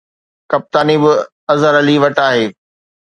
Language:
Sindhi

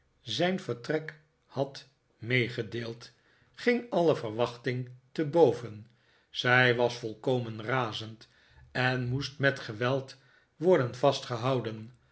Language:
Dutch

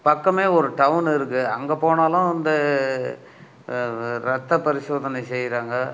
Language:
Tamil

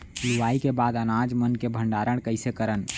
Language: Chhattisgarhi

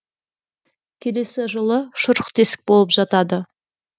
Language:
Kazakh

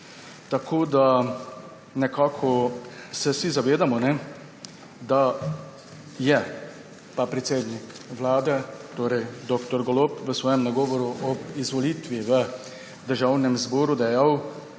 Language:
Slovenian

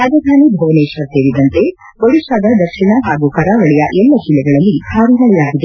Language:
Kannada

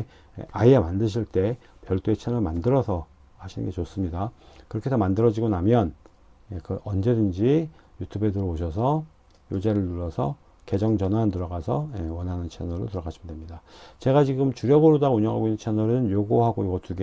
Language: Korean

